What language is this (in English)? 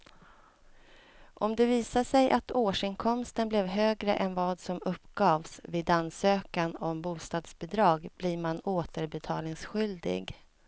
Swedish